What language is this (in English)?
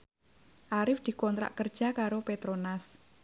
Javanese